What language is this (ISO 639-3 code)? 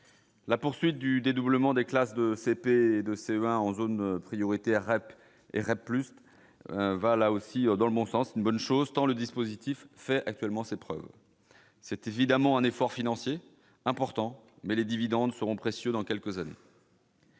fra